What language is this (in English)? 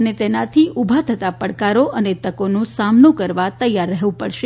Gujarati